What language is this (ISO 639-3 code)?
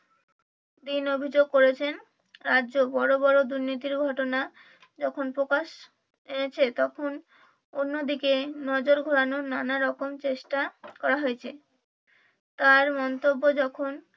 ben